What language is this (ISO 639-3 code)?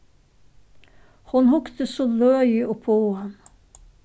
fao